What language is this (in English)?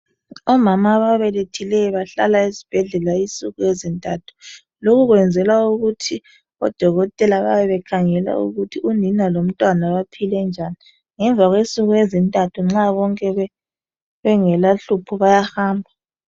North Ndebele